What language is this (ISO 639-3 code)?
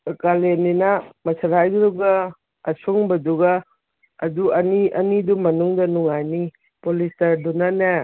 mni